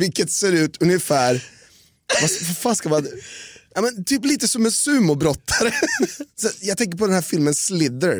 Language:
Swedish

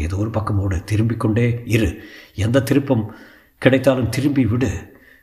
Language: Tamil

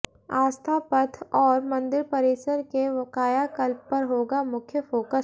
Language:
Hindi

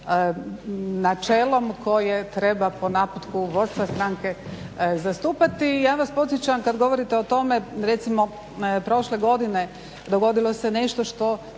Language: Croatian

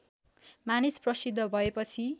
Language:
Nepali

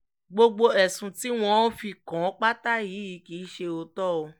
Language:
Yoruba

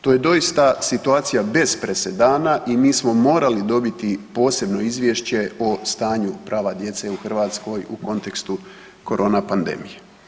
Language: Croatian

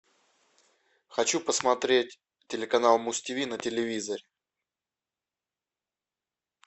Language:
Russian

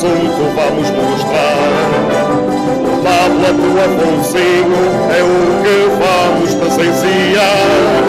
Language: Portuguese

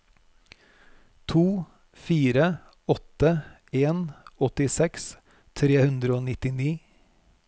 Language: Norwegian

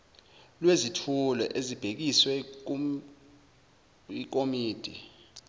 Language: Zulu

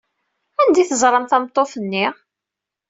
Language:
Kabyle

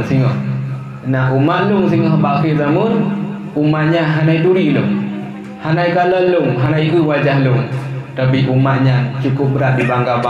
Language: Malay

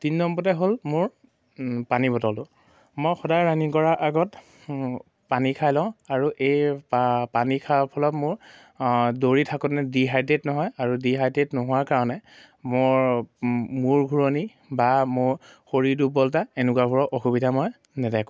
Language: Assamese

